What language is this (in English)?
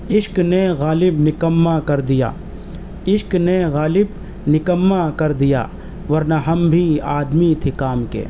Urdu